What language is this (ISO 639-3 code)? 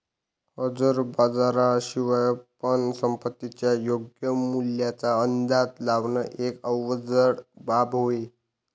mar